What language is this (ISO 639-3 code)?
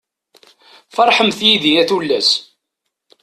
kab